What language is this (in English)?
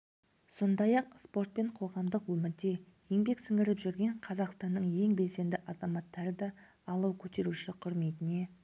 Kazakh